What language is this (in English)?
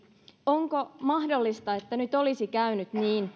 Finnish